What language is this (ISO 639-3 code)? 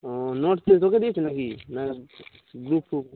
ben